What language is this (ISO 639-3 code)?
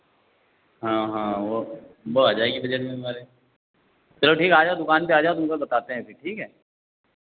hin